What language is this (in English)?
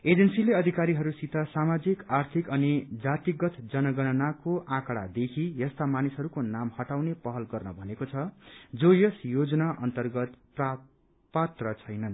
Nepali